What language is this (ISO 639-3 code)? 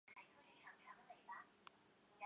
zho